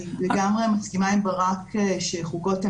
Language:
Hebrew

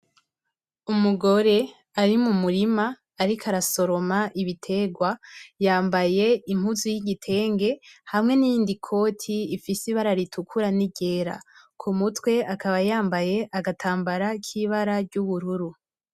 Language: Rundi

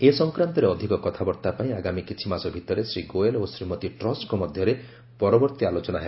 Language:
Odia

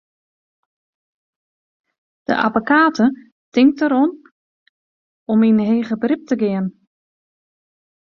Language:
Western Frisian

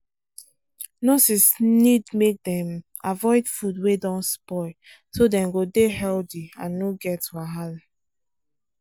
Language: Nigerian Pidgin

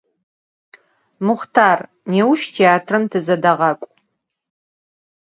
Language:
Adyghe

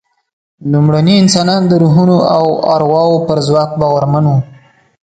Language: Pashto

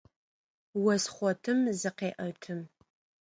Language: Adyghe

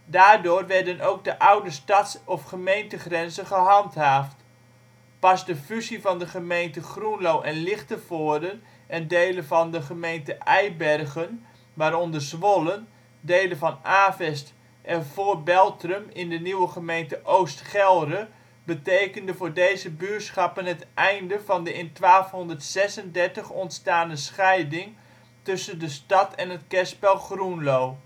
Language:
Dutch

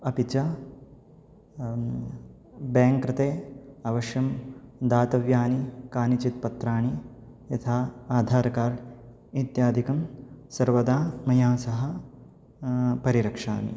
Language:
Sanskrit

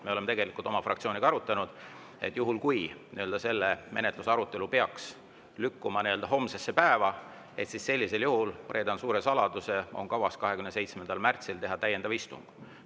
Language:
Estonian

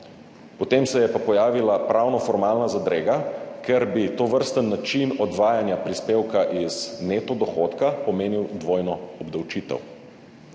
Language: Slovenian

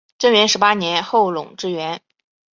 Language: Chinese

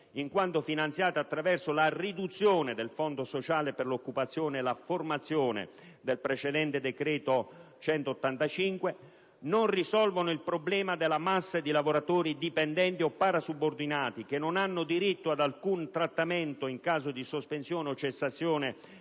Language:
Italian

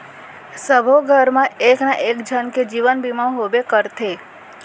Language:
Chhattisgarhi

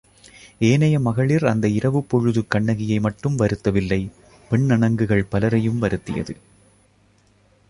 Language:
Tamil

